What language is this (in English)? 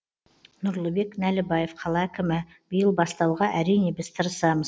Kazakh